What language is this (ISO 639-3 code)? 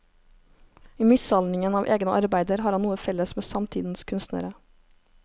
nor